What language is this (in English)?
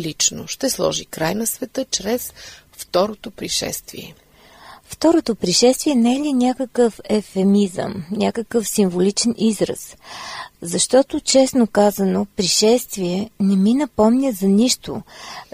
Bulgarian